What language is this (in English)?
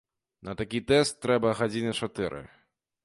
Belarusian